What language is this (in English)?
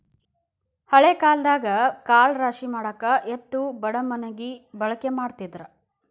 Kannada